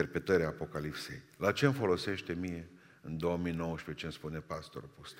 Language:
Romanian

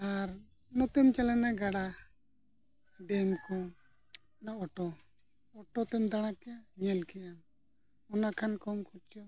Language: Santali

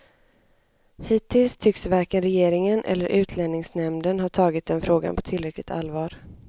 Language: Swedish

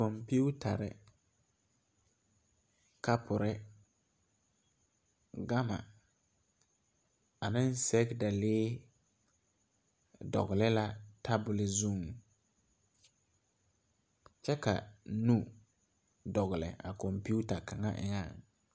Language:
Southern Dagaare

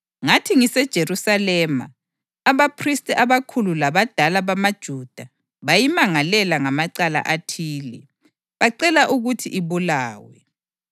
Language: North Ndebele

